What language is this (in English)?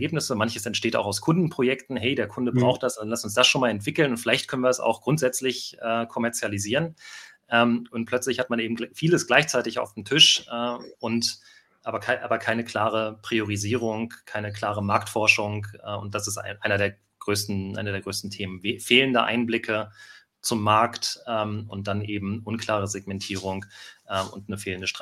German